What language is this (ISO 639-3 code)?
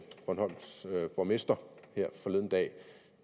dan